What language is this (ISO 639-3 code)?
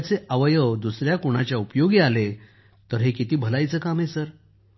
mar